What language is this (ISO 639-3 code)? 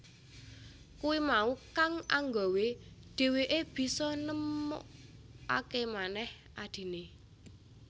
jav